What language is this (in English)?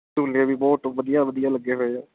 Punjabi